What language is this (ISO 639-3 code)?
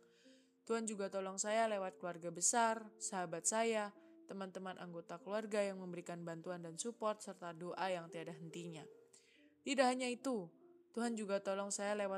ind